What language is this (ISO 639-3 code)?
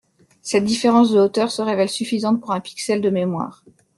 fra